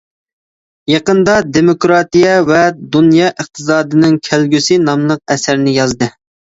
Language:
Uyghur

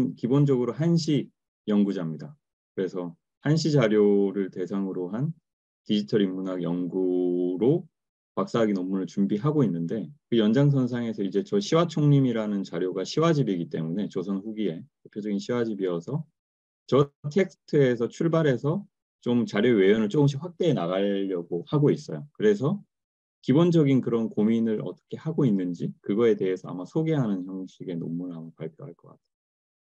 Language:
Korean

